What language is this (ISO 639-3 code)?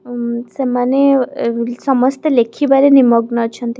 ori